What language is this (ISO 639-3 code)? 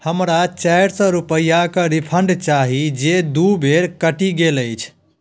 mai